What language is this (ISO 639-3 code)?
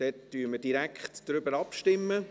gsw